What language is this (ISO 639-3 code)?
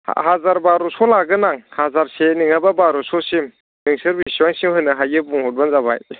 brx